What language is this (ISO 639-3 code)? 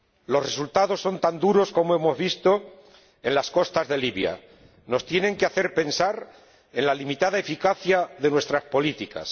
spa